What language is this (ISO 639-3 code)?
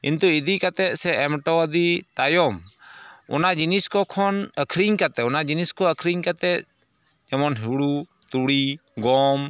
sat